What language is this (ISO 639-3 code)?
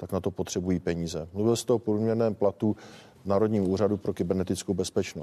ces